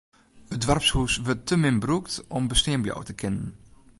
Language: Western Frisian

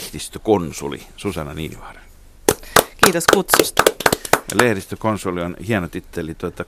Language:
Finnish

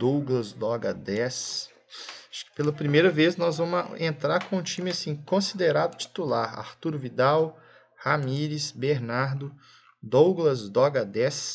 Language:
Portuguese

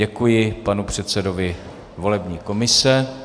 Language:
Czech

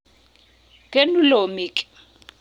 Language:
Kalenjin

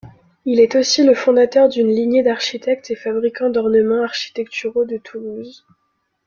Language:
French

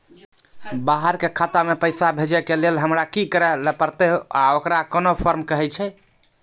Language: Maithili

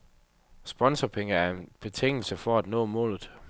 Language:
Danish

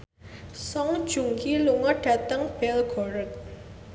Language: Javanese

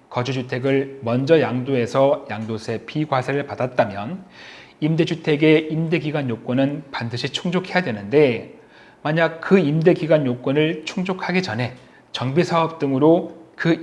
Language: Korean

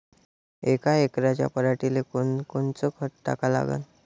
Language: Marathi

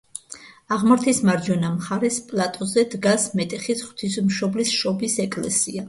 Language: Georgian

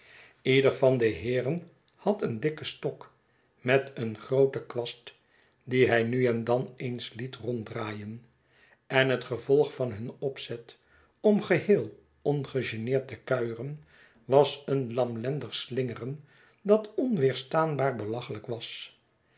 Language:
Dutch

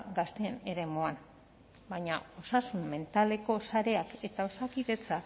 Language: Basque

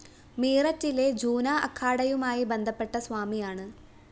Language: Malayalam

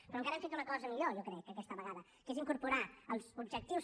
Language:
Catalan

